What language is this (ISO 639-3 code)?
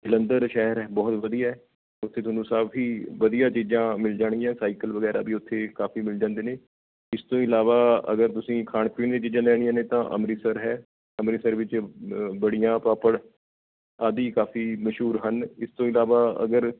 pan